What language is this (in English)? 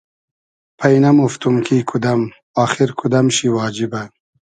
Hazaragi